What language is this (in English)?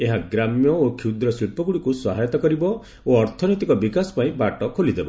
Odia